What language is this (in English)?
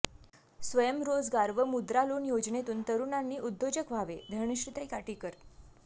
Marathi